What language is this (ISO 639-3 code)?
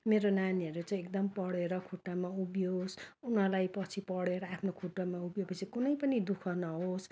nep